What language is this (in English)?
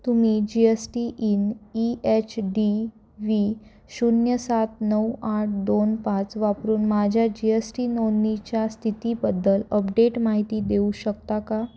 Marathi